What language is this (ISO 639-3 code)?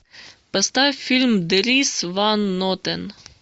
rus